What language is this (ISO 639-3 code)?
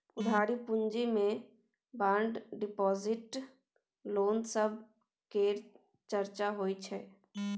mai